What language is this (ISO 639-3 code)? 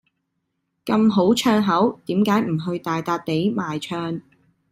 yue